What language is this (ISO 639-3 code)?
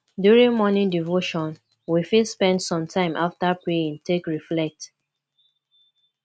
pcm